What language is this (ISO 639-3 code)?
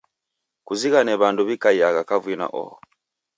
dav